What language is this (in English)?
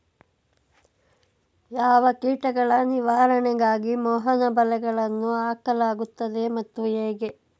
Kannada